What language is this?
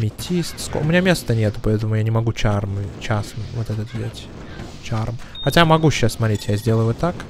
Russian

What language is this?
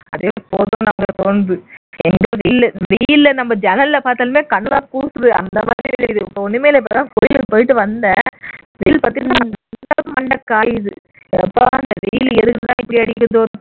Tamil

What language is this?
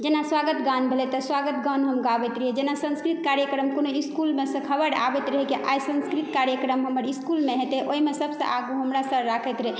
Maithili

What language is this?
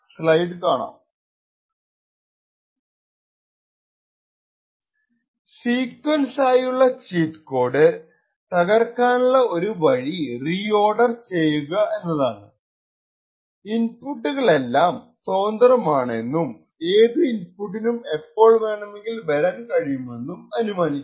Malayalam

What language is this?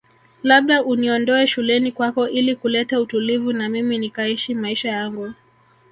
Swahili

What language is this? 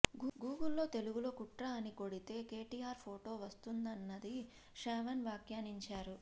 Telugu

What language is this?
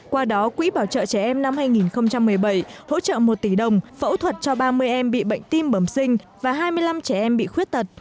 Vietnamese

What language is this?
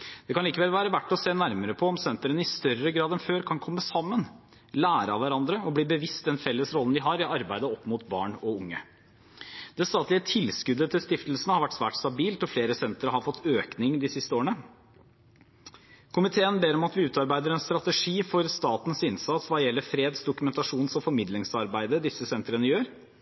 Norwegian Bokmål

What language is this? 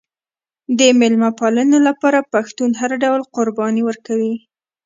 Pashto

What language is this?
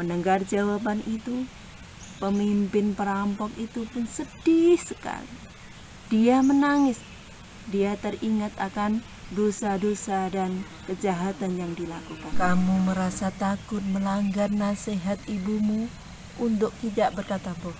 Indonesian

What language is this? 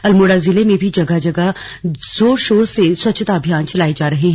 Hindi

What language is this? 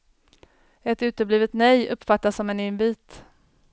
Swedish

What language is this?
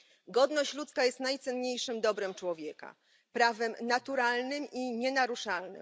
Polish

